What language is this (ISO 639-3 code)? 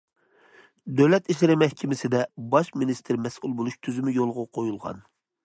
uig